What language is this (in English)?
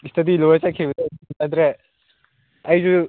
Manipuri